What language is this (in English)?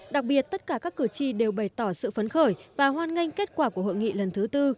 Vietnamese